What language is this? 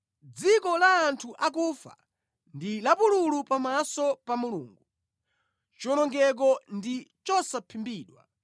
Nyanja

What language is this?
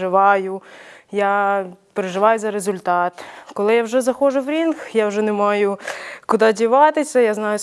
Ukrainian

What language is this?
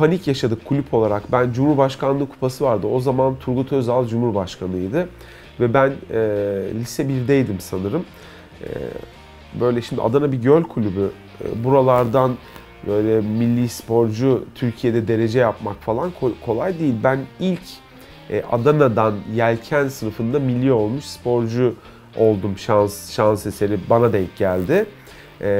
Turkish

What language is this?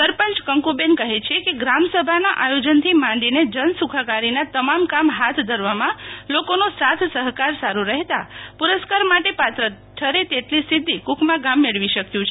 Gujarati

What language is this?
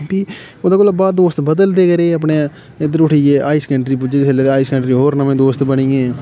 Dogri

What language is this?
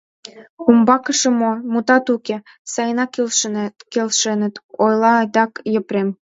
Mari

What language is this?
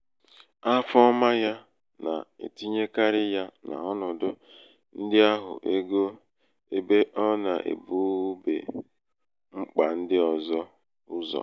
Igbo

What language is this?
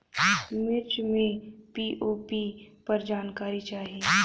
Bhojpuri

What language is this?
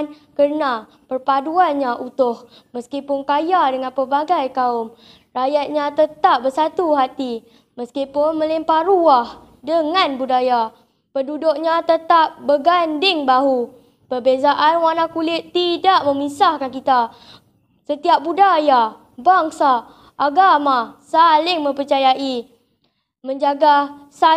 Malay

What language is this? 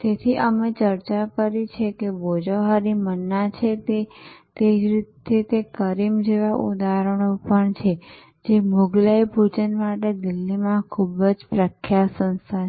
Gujarati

